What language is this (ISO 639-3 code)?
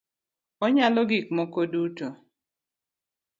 luo